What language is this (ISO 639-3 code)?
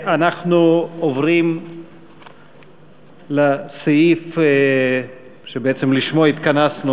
heb